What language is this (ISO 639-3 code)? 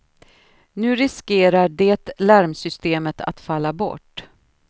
swe